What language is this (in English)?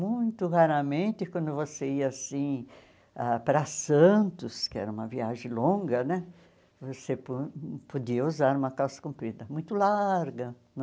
Portuguese